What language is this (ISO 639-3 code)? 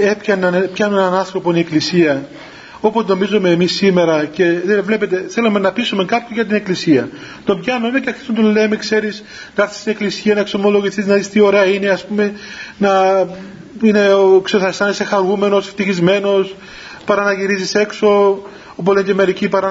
ell